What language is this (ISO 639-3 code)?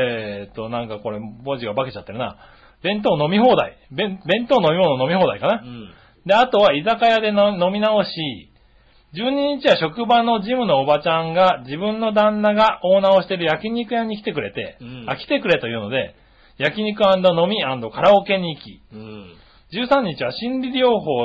jpn